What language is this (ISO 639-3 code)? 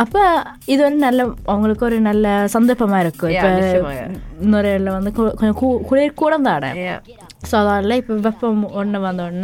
tam